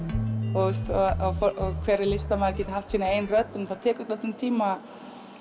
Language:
Icelandic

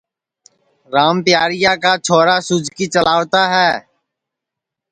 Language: Sansi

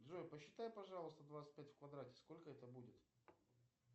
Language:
Russian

